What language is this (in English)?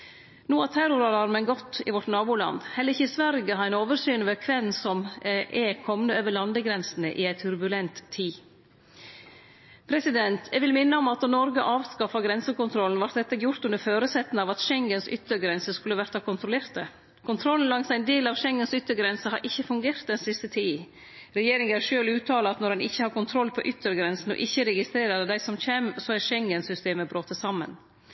Norwegian Nynorsk